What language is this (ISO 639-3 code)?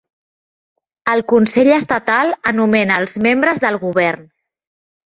cat